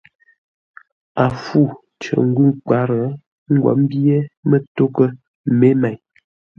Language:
Ngombale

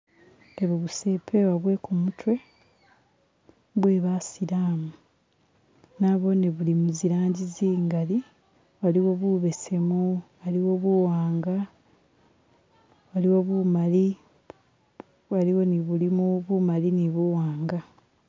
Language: Masaaba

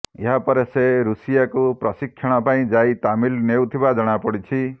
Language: Odia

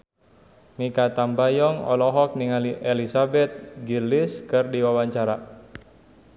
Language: Sundanese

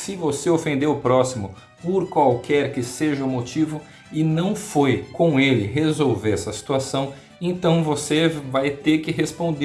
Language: Portuguese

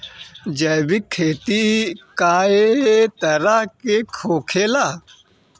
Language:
Bhojpuri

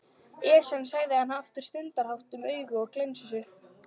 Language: Icelandic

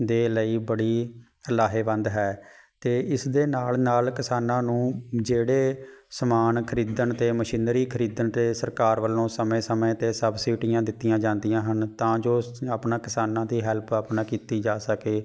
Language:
Punjabi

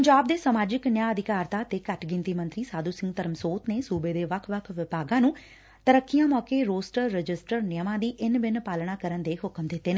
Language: Punjabi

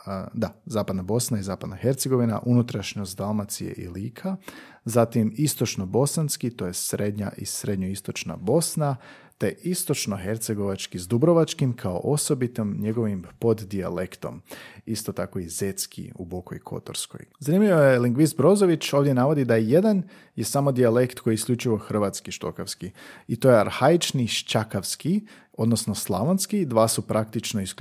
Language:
Croatian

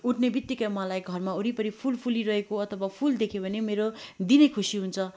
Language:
Nepali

